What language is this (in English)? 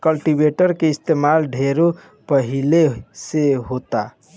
Bhojpuri